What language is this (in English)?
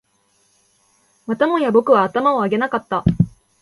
Japanese